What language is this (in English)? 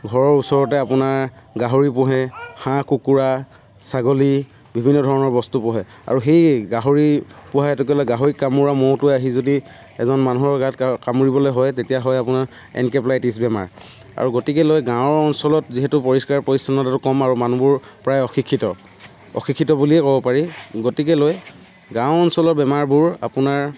Assamese